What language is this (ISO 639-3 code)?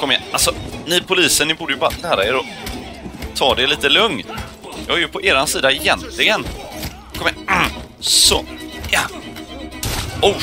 swe